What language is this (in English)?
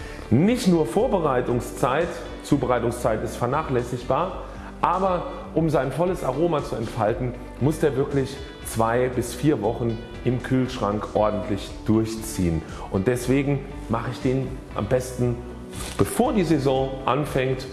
German